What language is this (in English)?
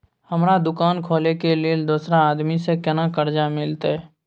Maithili